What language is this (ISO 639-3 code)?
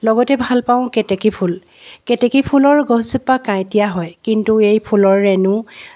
asm